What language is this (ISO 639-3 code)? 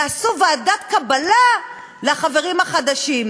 heb